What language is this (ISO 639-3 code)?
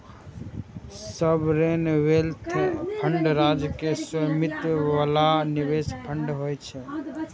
mai